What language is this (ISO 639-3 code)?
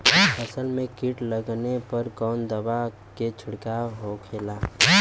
bho